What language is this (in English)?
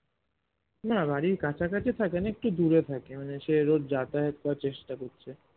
Bangla